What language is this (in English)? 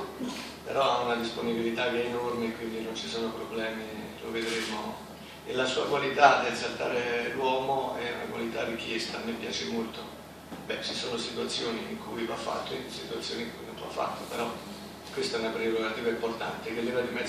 Italian